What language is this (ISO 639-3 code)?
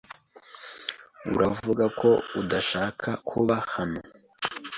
kin